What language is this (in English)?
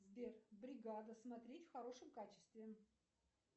Russian